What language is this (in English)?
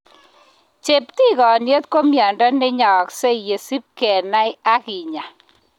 Kalenjin